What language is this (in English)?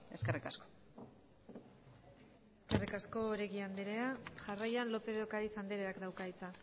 Basque